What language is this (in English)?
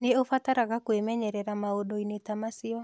Kikuyu